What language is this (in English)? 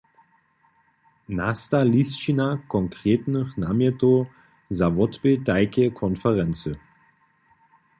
Upper Sorbian